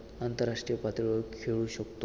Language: Marathi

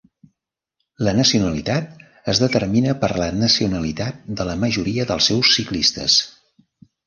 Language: Catalan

